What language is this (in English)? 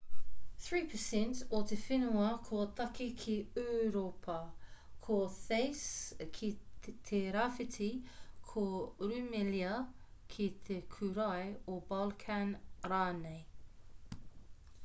Māori